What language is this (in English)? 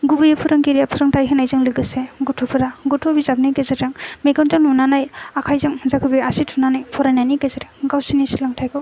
Bodo